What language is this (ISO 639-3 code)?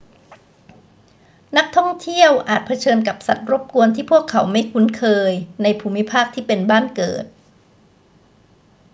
tha